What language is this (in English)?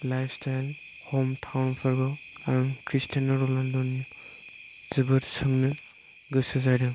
Bodo